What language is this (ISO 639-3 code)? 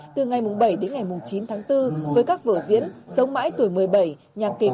vie